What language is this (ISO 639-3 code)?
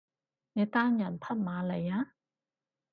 yue